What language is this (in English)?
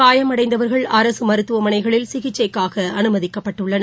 Tamil